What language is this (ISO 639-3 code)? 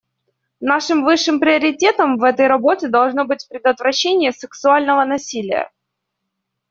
rus